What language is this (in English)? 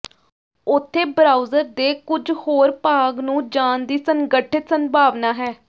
Punjabi